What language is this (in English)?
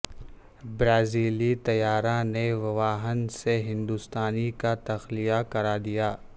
Urdu